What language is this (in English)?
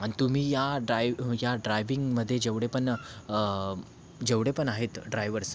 Marathi